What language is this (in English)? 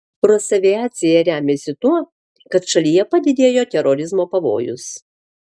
Lithuanian